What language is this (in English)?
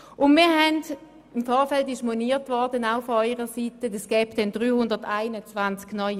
Swiss German